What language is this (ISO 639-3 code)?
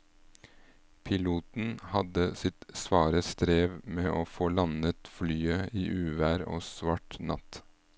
nor